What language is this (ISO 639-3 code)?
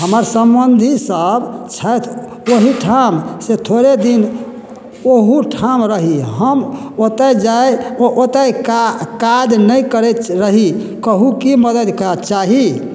mai